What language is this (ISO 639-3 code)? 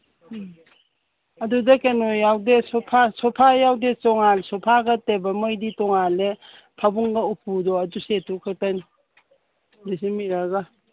mni